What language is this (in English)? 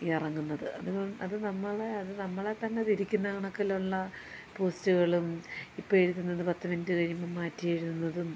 Malayalam